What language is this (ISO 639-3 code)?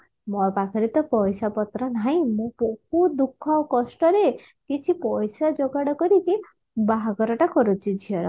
ori